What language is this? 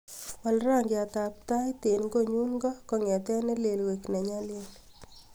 Kalenjin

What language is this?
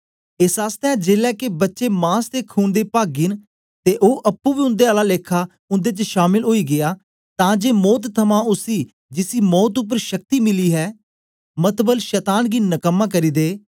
Dogri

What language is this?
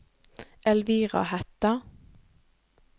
Norwegian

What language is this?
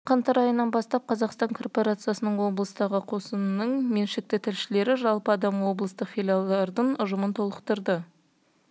Kazakh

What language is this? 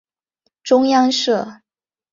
Chinese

